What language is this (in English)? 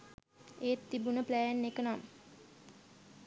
Sinhala